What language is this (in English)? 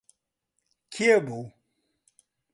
Central Kurdish